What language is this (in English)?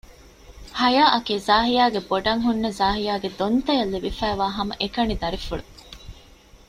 Divehi